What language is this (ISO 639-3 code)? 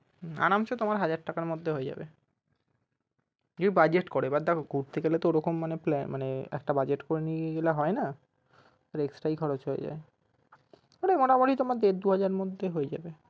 ben